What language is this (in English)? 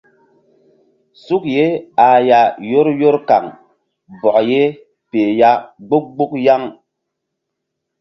Mbum